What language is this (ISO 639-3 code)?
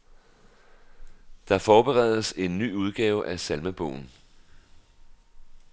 dan